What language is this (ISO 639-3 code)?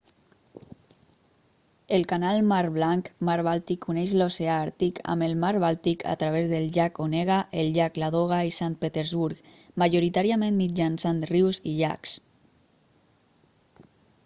cat